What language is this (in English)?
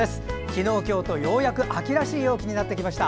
Japanese